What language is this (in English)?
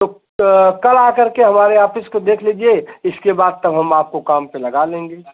Hindi